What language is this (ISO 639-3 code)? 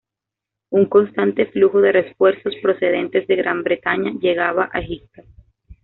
spa